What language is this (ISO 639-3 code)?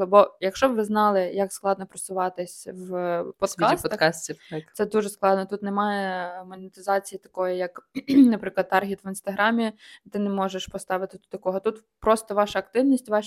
ukr